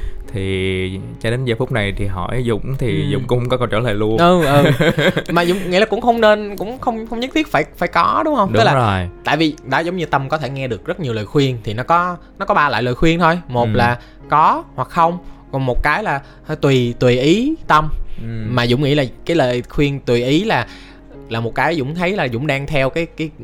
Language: Vietnamese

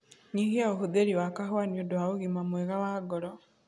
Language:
Kikuyu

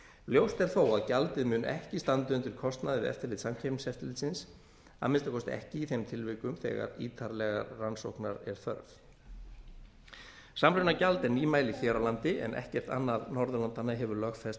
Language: Icelandic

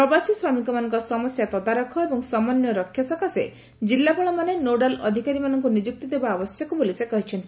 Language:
Odia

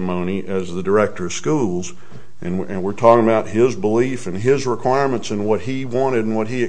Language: English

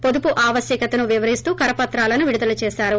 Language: Telugu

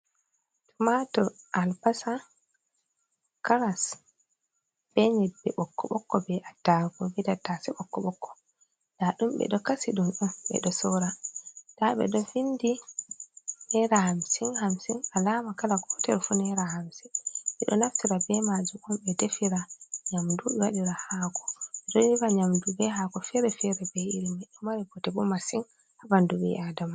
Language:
Fula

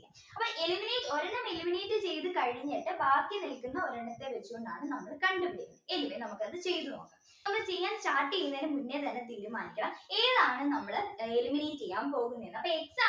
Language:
Malayalam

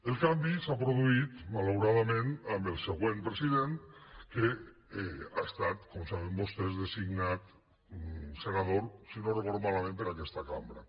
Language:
Catalan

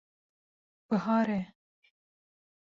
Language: Kurdish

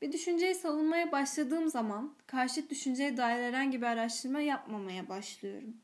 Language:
Turkish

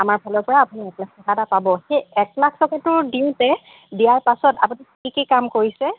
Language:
Assamese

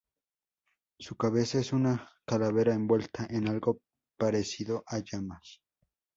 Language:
Spanish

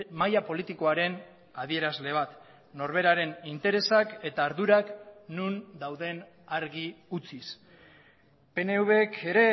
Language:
Basque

